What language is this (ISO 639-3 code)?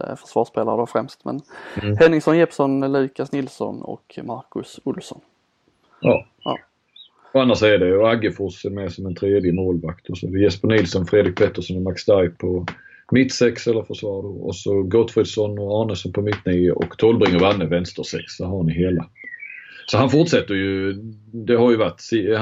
swe